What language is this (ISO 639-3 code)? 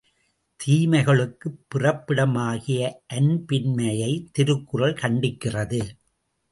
tam